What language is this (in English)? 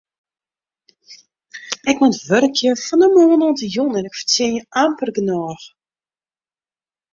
Western Frisian